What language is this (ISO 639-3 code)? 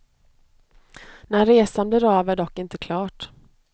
swe